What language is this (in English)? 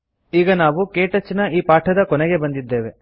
Kannada